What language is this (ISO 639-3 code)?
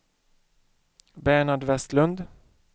swe